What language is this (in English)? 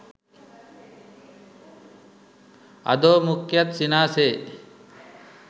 Sinhala